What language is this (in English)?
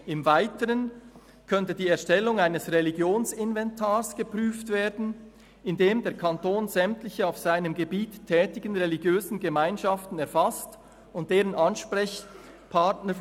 Swiss German